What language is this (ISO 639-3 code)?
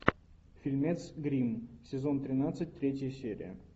rus